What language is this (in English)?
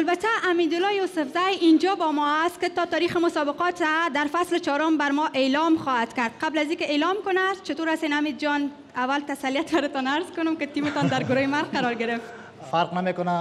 Persian